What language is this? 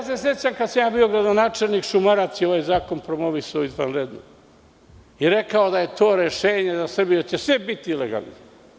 Serbian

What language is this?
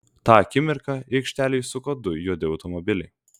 Lithuanian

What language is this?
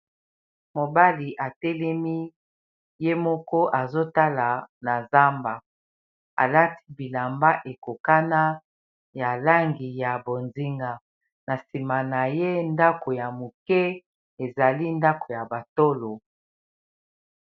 Lingala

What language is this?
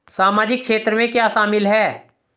Hindi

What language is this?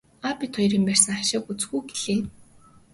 Mongolian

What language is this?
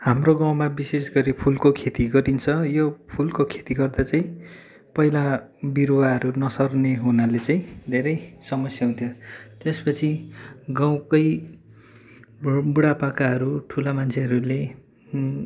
Nepali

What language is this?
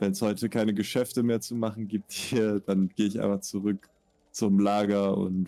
German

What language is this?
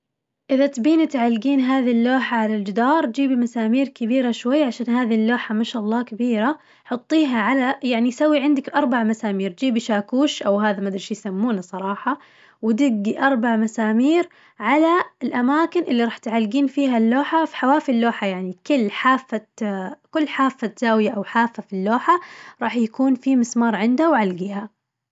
Najdi Arabic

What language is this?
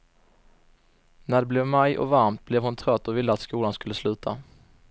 Swedish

